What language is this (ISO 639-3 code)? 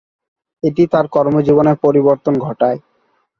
ben